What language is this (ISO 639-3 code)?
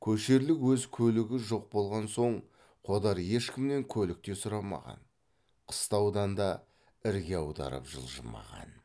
kaz